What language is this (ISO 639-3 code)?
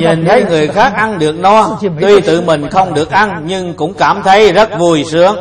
vie